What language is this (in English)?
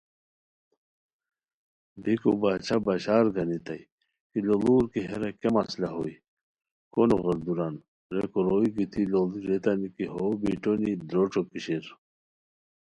Khowar